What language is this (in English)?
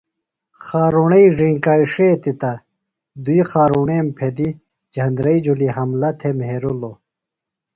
Phalura